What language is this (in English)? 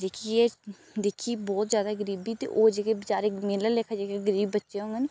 Dogri